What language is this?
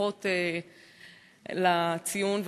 Hebrew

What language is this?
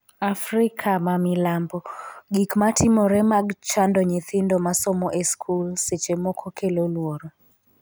Luo (Kenya and Tanzania)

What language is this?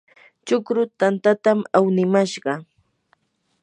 Yanahuanca Pasco Quechua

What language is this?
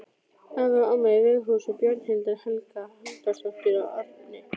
Icelandic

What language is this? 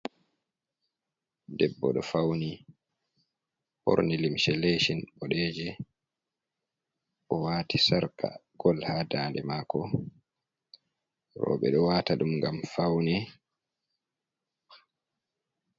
Fula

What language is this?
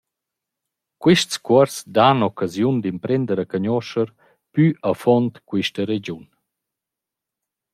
Romansh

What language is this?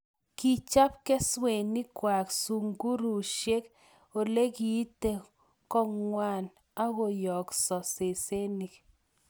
Kalenjin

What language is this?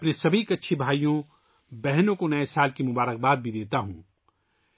Urdu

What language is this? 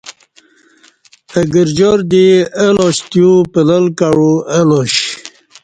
Kati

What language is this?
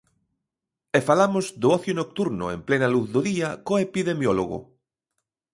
Galician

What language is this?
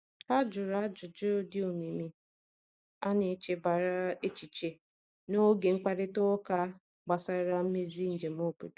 Igbo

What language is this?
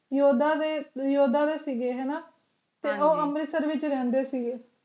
Punjabi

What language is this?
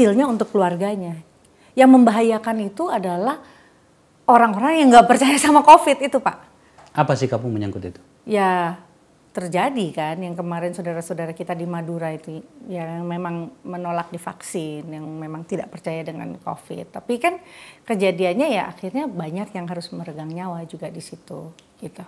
Indonesian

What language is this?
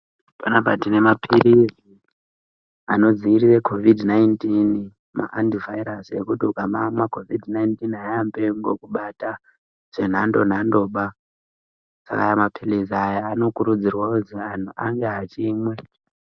Ndau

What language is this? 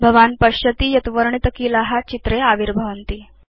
Sanskrit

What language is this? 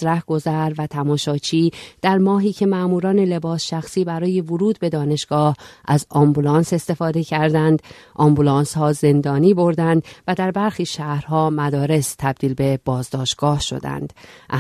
Persian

